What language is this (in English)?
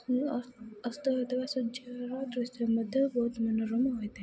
Odia